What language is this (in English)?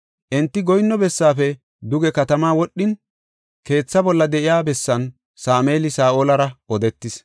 Gofa